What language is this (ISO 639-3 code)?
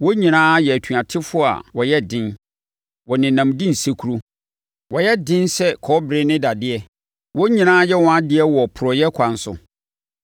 aka